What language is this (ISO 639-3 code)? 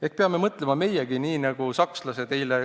est